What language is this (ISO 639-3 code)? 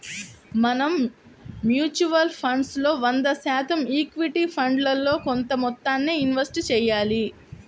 tel